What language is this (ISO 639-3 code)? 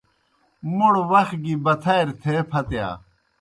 plk